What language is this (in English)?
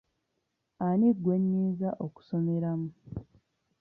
Ganda